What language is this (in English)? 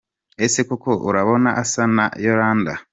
Kinyarwanda